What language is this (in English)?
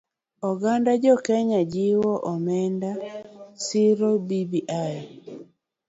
Luo (Kenya and Tanzania)